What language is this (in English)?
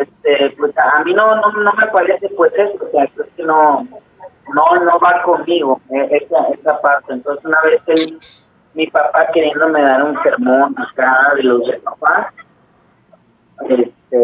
Spanish